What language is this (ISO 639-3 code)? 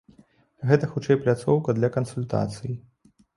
bel